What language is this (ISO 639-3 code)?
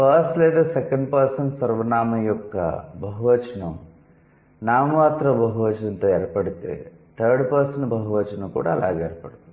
tel